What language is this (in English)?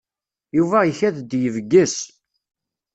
Kabyle